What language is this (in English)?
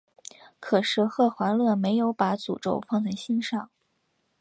Chinese